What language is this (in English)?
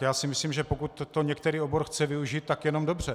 Czech